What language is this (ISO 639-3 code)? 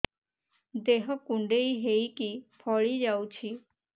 ori